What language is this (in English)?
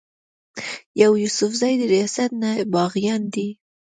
Pashto